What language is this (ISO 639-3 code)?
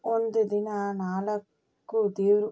kan